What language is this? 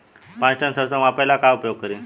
Bhojpuri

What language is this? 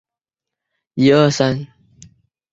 Chinese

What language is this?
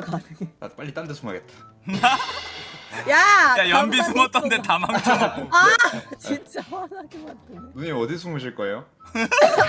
Korean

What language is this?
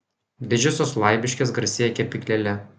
Lithuanian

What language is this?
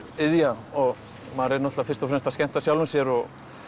Icelandic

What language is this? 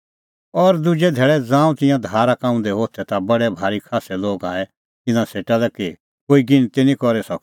Kullu Pahari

